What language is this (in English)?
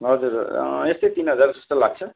Nepali